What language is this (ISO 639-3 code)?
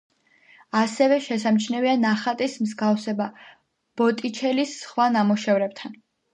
kat